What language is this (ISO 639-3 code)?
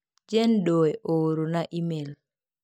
luo